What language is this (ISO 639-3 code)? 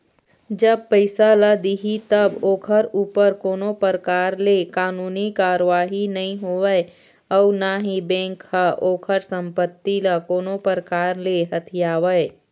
hne